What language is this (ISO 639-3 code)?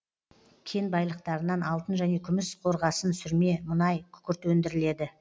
kaz